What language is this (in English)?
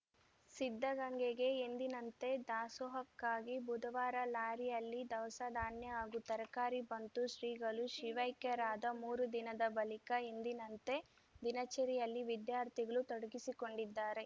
Kannada